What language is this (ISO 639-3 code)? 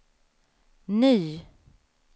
swe